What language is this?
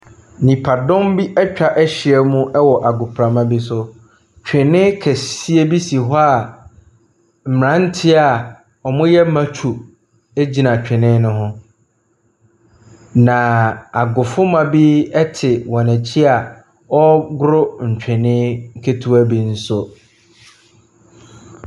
Akan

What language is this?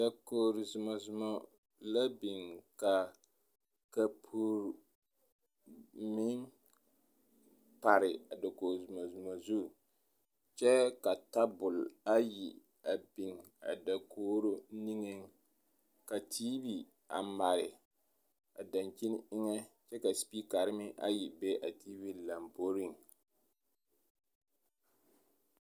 Southern Dagaare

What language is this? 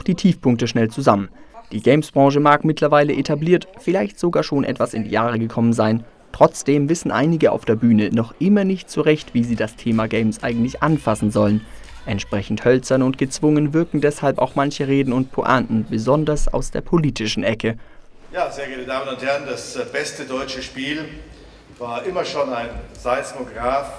German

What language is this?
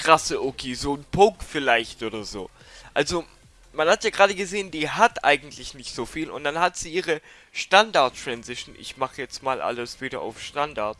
German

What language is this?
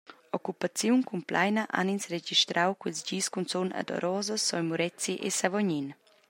Romansh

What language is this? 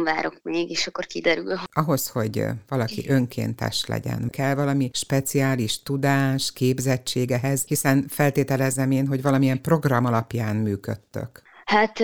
Hungarian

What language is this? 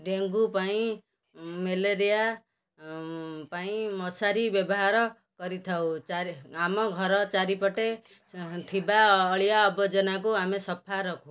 Odia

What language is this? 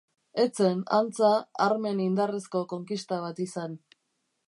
Basque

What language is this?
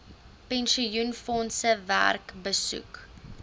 Afrikaans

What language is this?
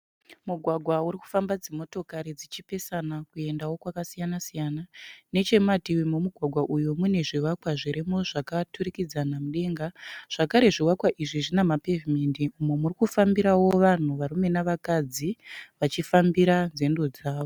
Shona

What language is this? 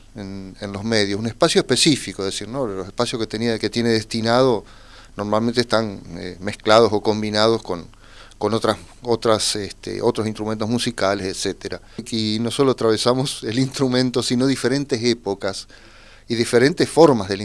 Spanish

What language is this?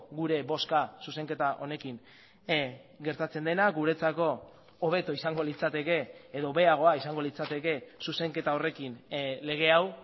Basque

